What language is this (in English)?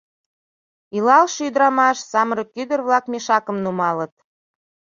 Mari